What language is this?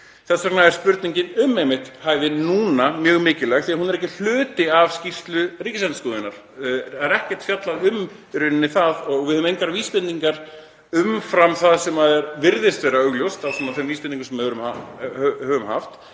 Icelandic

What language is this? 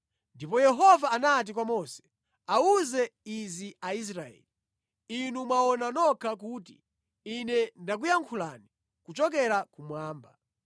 Nyanja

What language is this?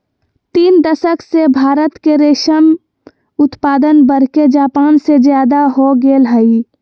Magahi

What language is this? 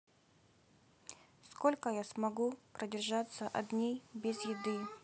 Russian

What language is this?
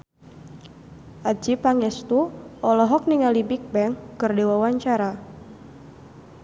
Sundanese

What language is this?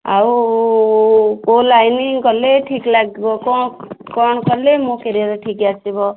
Odia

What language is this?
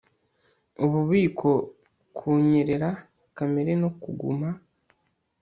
Kinyarwanda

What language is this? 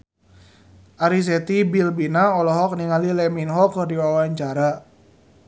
Sundanese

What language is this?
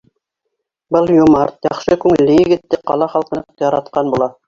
Bashkir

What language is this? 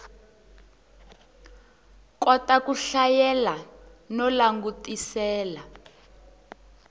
Tsonga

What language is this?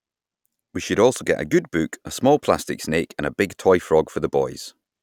English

